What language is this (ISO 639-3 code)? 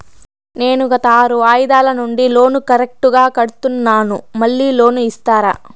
tel